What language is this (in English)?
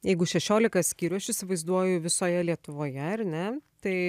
Lithuanian